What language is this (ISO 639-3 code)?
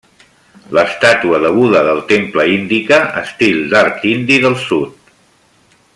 cat